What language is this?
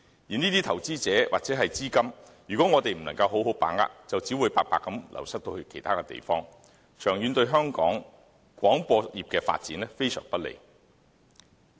Cantonese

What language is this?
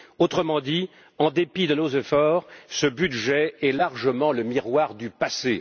French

